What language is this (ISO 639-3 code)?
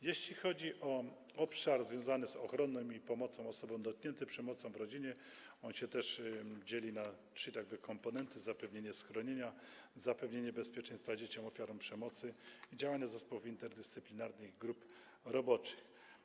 pol